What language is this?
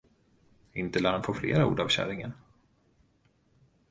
Swedish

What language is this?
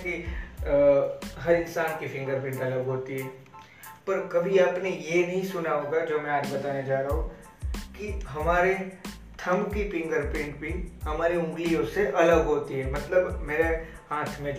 Hindi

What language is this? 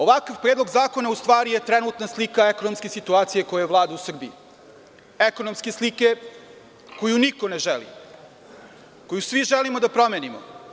Serbian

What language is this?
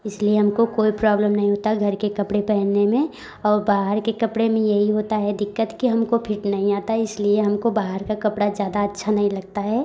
Hindi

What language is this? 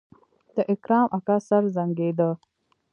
Pashto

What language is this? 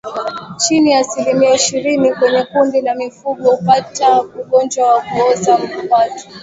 Swahili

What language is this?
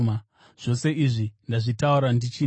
Shona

